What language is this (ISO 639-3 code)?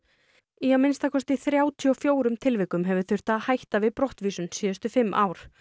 isl